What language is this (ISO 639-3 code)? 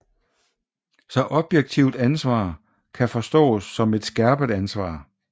dan